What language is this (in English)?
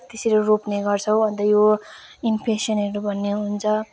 Nepali